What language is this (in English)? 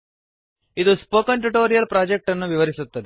Kannada